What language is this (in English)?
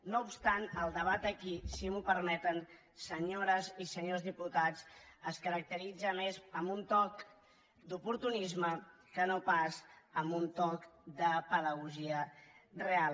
Catalan